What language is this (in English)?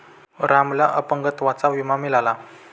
Marathi